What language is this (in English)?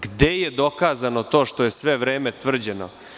Serbian